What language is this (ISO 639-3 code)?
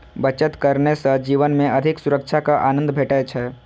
mai